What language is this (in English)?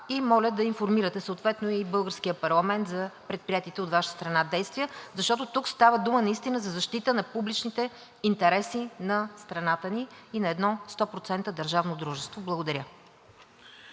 Bulgarian